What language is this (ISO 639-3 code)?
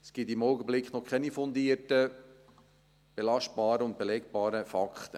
gsw